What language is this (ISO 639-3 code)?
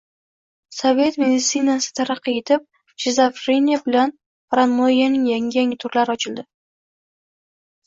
uzb